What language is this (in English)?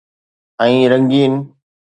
Sindhi